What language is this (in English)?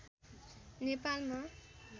Nepali